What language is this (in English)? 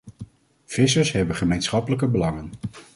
Dutch